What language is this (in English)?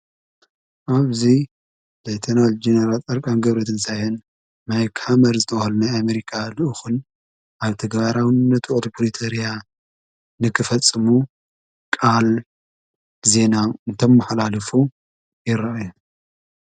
Tigrinya